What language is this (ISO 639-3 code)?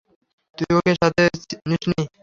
ben